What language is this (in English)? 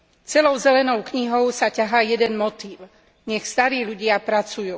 Slovak